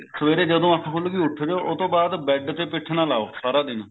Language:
Punjabi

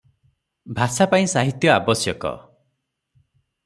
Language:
Odia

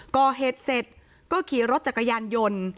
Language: Thai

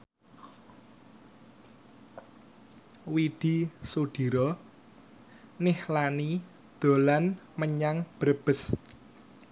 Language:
Javanese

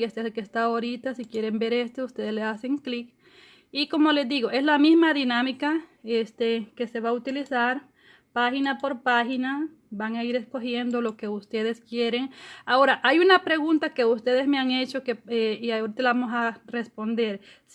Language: Spanish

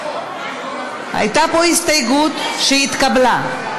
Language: Hebrew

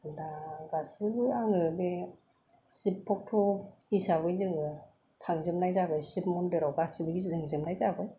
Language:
Bodo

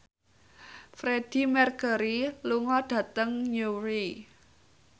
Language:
Javanese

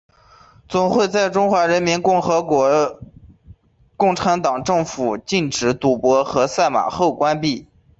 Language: Chinese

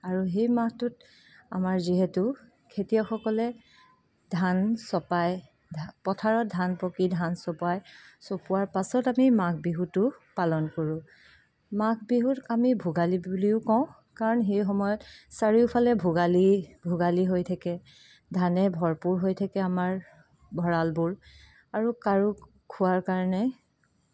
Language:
Assamese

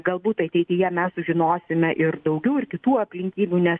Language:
Lithuanian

